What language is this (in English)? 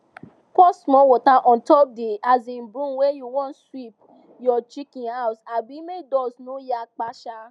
Nigerian Pidgin